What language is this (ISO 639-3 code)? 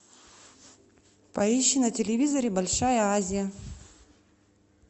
rus